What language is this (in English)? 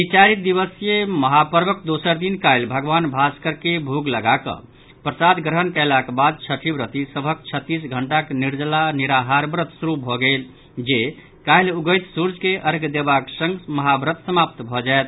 Maithili